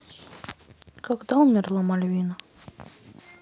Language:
Russian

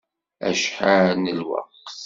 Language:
Kabyle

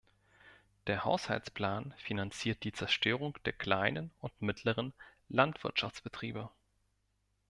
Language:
German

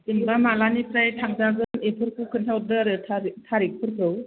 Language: Bodo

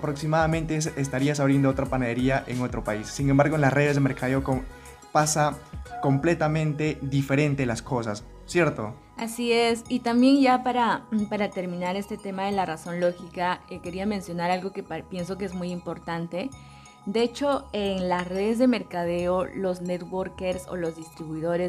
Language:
Spanish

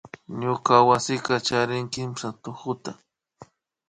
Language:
Imbabura Highland Quichua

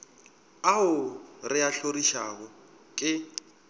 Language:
Northern Sotho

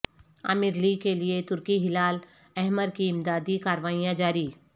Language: Urdu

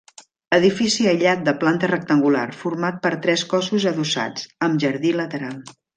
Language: Catalan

